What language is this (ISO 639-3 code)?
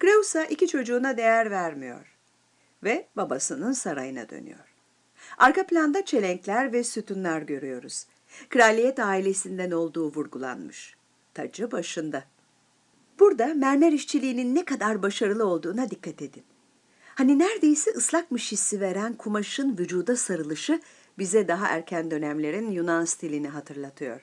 tur